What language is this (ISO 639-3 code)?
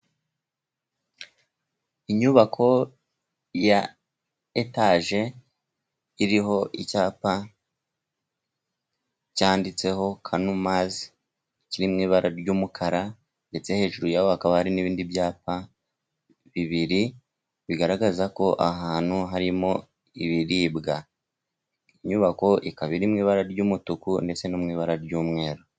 kin